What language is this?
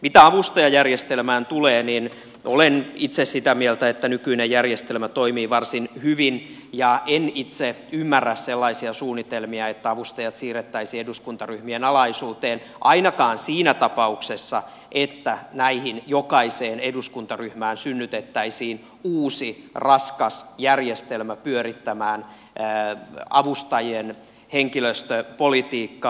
Finnish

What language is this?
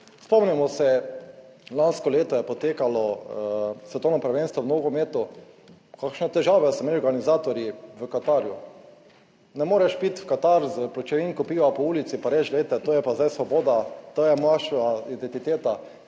Slovenian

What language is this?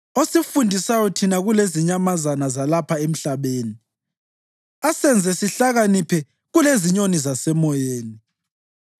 North Ndebele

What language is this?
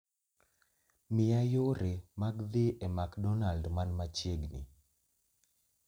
Luo (Kenya and Tanzania)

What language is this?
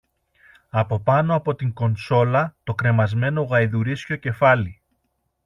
Greek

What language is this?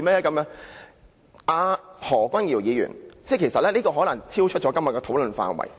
Cantonese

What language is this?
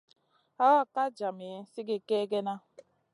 Masana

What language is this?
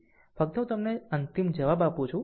Gujarati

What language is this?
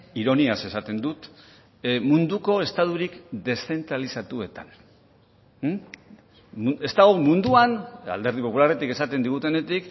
Basque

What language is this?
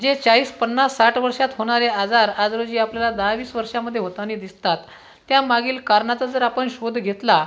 Marathi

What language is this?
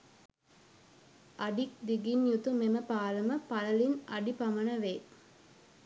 Sinhala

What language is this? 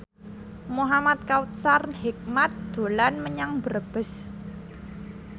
Javanese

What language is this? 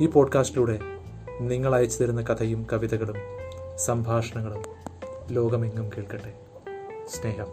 Malayalam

